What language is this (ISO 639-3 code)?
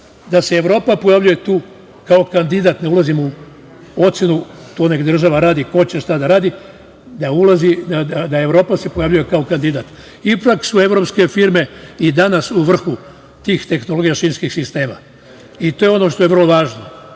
srp